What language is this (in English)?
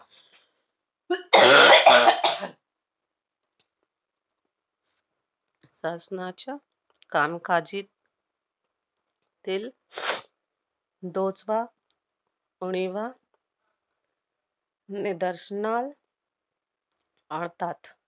Marathi